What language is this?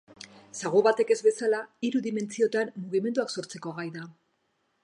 Basque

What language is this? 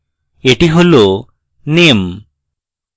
Bangla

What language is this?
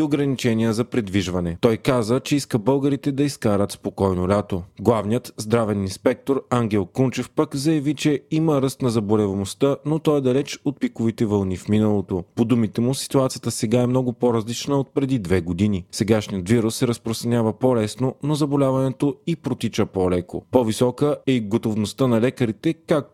Bulgarian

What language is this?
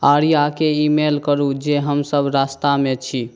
Maithili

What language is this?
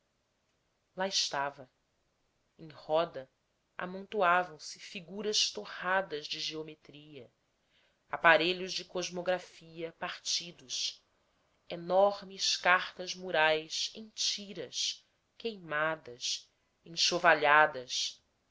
Portuguese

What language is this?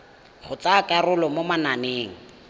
Tswana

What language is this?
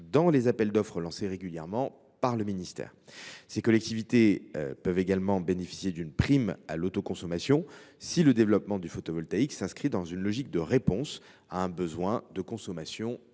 French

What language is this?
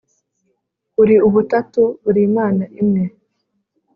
Kinyarwanda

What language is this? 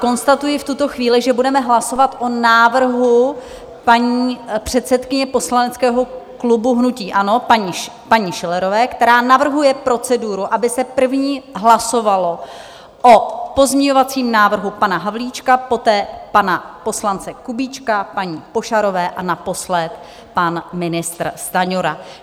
Czech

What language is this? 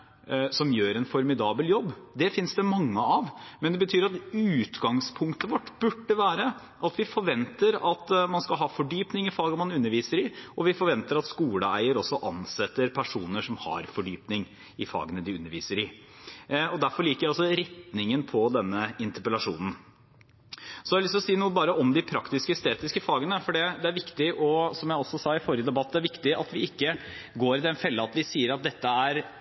Norwegian Bokmål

